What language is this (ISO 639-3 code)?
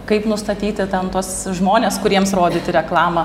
lit